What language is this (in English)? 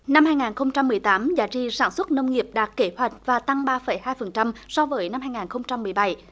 Vietnamese